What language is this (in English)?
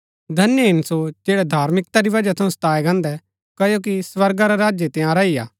Gaddi